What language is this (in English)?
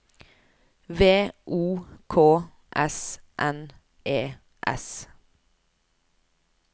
Norwegian